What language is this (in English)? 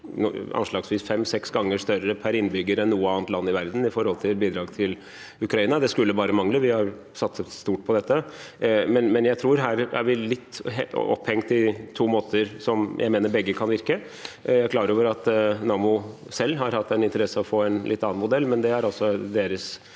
Norwegian